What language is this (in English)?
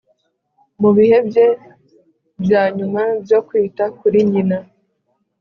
Kinyarwanda